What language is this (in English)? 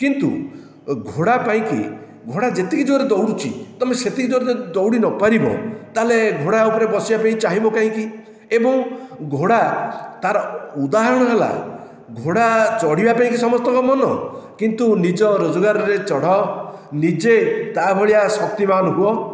Odia